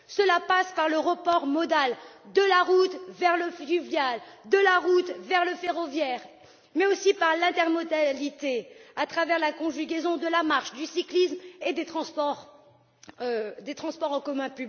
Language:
French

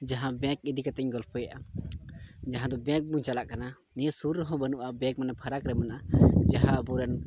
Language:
Santali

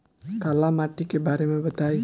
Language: Bhojpuri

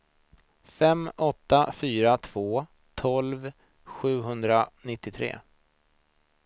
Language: Swedish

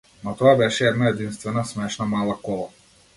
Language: Macedonian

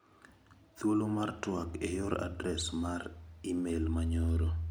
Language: Luo (Kenya and Tanzania)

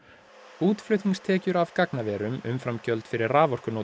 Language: Icelandic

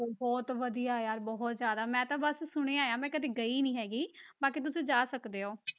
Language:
Punjabi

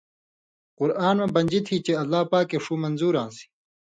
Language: Indus Kohistani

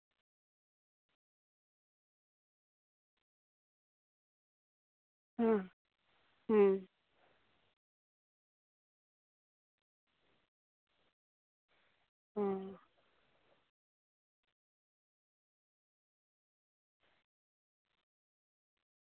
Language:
Santali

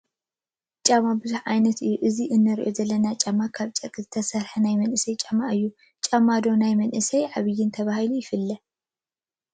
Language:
Tigrinya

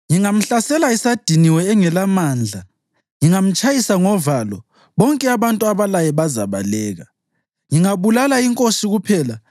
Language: North Ndebele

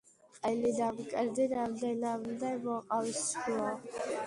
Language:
Georgian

